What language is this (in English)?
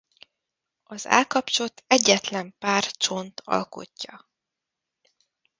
Hungarian